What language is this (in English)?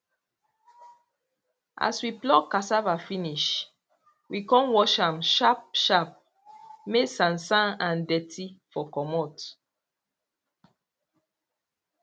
Nigerian Pidgin